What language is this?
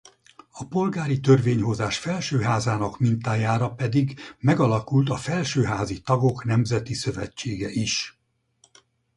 Hungarian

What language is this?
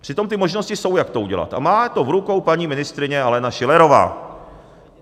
Czech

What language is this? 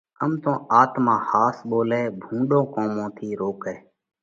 Parkari Koli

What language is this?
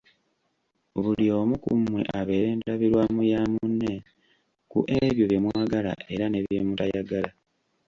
Ganda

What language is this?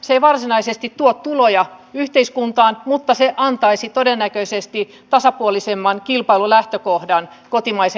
Finnish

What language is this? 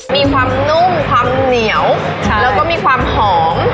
Thai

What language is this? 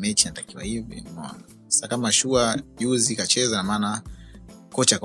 Swahili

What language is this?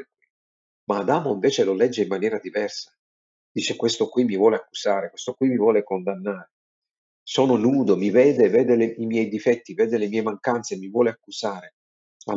Italian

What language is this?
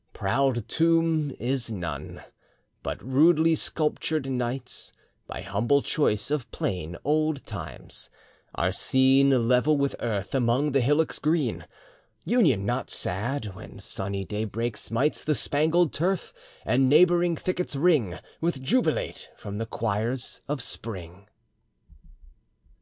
English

